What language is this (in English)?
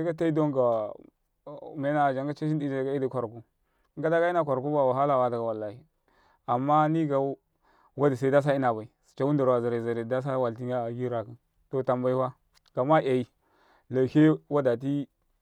Karekare